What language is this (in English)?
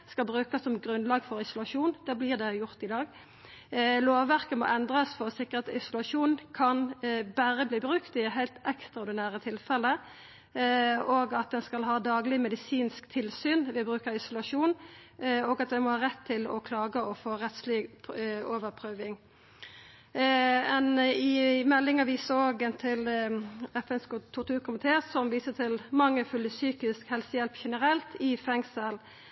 Norwegian Nynorsk